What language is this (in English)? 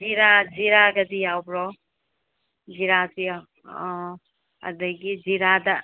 Manipuri